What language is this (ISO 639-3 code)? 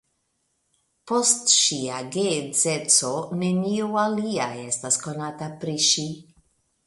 epo